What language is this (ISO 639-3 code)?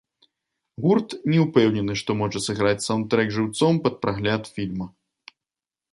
bel